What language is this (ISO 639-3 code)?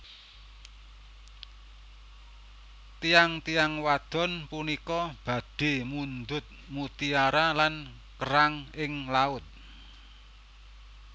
jav